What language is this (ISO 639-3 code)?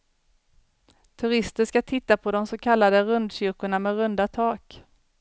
swe